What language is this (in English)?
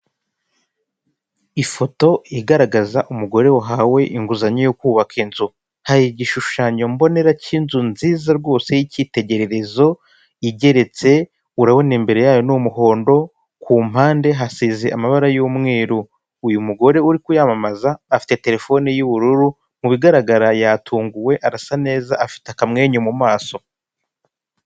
Kinyarwanda